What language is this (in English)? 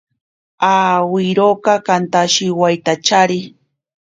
Ashéninka Perené